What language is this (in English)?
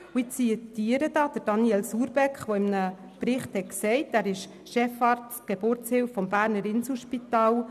Swiss German